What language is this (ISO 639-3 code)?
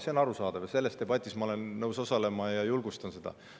est